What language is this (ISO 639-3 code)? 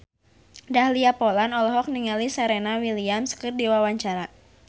sun